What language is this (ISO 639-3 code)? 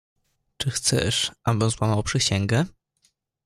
pol